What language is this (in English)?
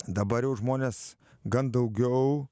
Lithuanian